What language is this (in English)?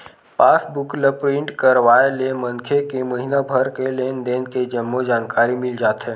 Chhattisgarhi